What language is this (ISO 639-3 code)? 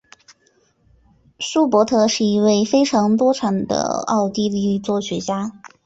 zho